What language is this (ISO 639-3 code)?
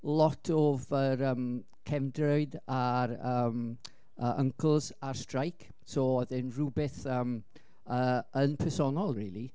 cym